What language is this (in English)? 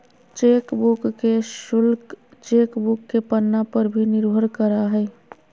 Magahi